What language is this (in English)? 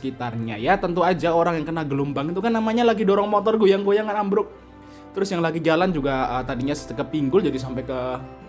Indonesian